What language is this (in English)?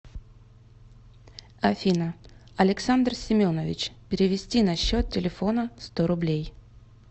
Russian